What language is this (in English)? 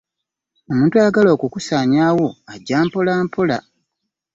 Ganda